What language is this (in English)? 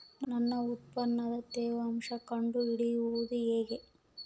Kannada